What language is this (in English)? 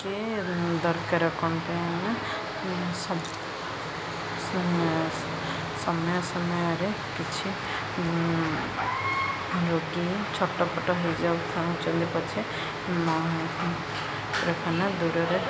Odia